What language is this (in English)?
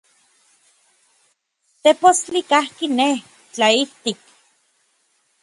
Orizaba Nahuatl